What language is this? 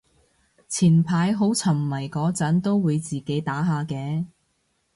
Cantonese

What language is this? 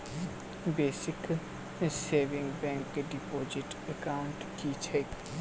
Maithili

